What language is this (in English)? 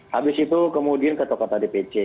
Indonesian